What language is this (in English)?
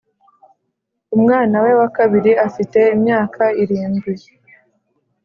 Kinyarwanda